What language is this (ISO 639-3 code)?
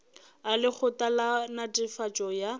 nso